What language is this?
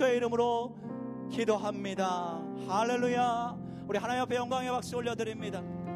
Korean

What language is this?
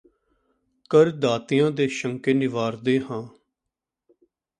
Punjabi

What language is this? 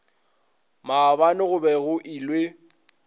Northern Sotho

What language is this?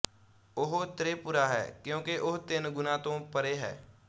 Punjabi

